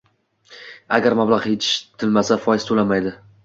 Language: Uzbek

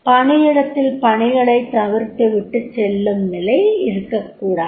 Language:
Tamil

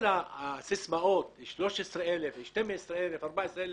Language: Hebrew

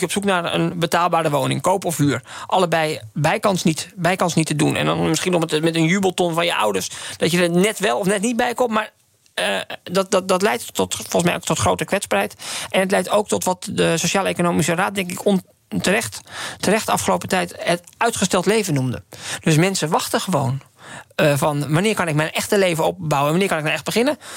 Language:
Dutch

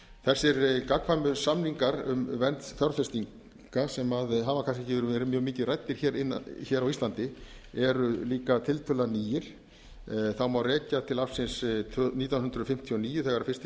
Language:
Icelandic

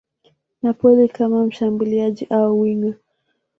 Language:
Swahili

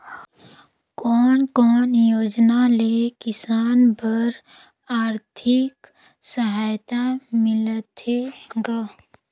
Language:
Chhattisgarhi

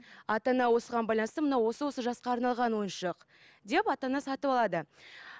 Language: Kazakh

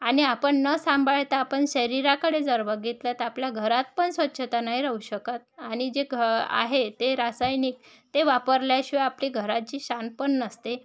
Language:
Marathi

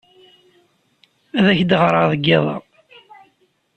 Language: Kabyle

